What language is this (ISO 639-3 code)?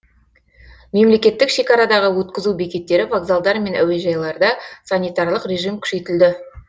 kaz